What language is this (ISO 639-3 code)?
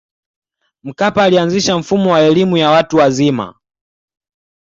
swa